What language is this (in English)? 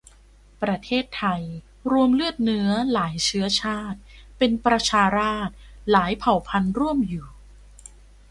Thai